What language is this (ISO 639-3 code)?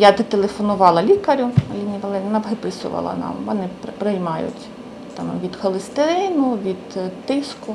ukr